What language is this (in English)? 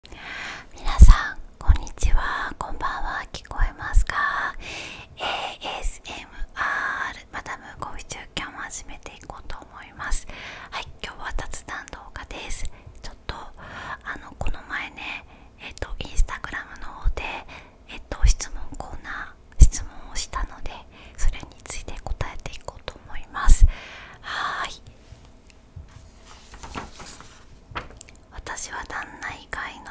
Japanese